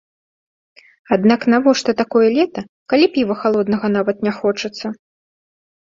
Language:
Belarusian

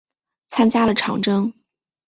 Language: Chinese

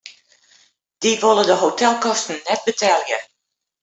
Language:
Western Frisian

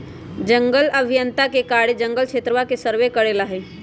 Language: Magahi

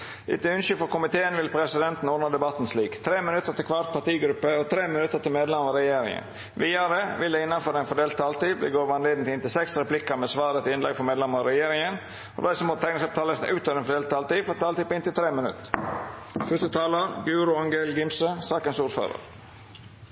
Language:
Norwegian Nynorsk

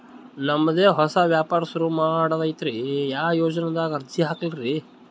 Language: Kannada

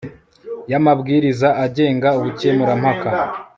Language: Kinyarwanda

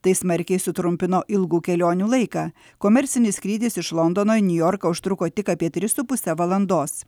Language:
Lithuanian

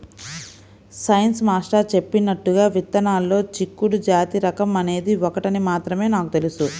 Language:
Telugu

